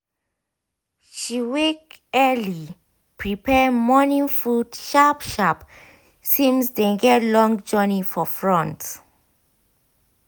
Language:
Nigerian Pidgin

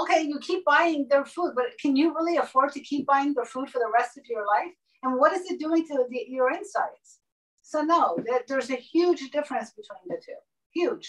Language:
English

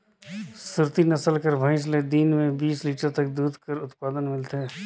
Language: Chhattisgarhi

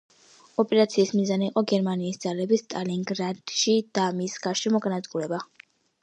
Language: Georgian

